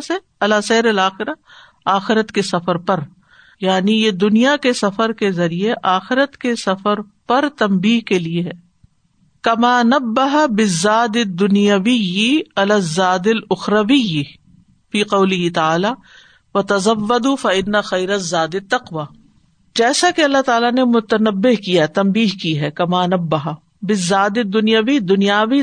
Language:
Urdu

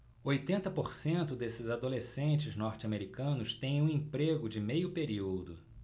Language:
Portuguese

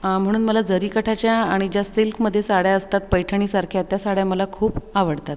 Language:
Marathi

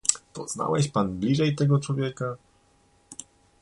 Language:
Polish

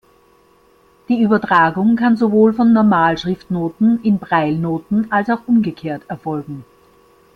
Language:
German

